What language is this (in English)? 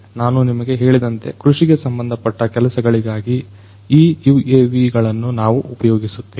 Kannada